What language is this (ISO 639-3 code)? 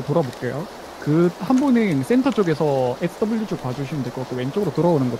kor